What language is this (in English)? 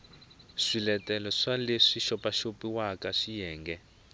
Tsonga